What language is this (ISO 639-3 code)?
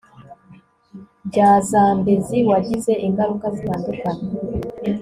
kin